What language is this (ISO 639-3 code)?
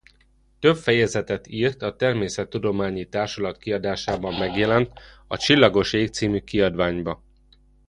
hun